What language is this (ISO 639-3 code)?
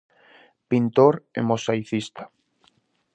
glg